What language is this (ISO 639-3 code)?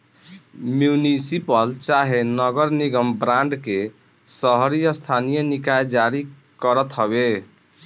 bho